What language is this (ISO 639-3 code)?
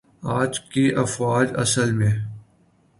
urd